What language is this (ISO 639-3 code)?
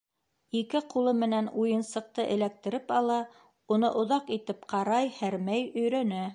bak